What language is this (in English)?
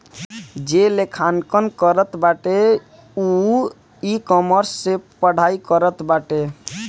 Bhojpuri